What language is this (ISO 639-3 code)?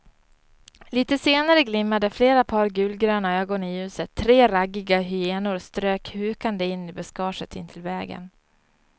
swe